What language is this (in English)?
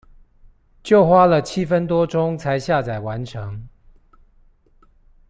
Chinese